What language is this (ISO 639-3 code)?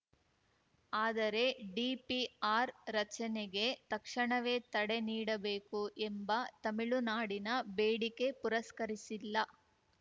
kan